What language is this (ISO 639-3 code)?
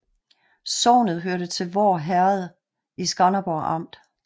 dan